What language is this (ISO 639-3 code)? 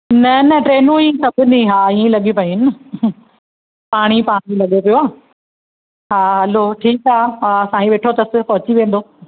snd